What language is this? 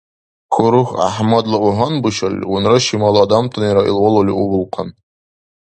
Dargwa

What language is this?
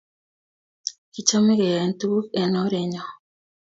Kalenjin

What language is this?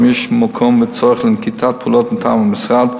Hebrew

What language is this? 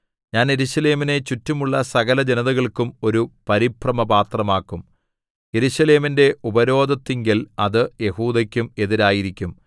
Malayalam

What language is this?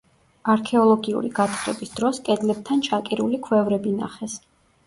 Georgian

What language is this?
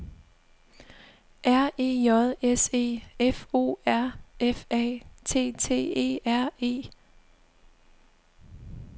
Danish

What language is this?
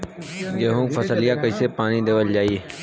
Bhojpuri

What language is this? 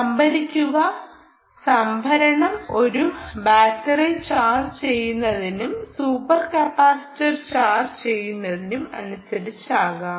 Malayalam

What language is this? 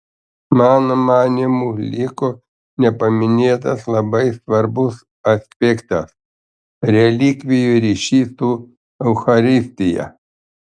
Lithuanian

